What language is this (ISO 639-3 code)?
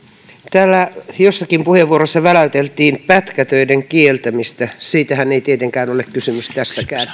fin